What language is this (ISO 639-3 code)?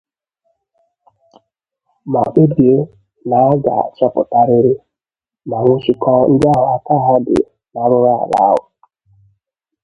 ibo